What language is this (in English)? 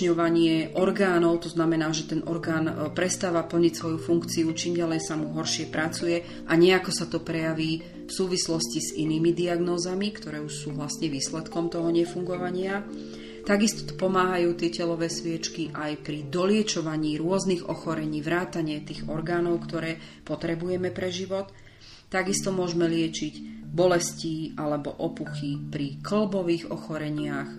Slovak